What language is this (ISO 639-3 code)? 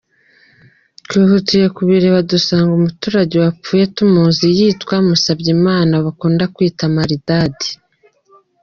kin